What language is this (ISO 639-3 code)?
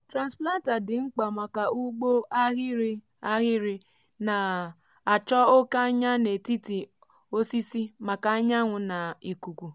ibo